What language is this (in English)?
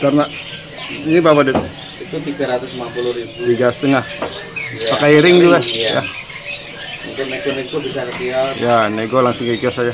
Indonesian